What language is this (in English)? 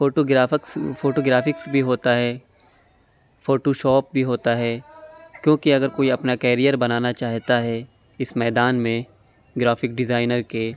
Urdu